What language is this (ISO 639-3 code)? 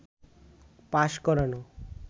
ben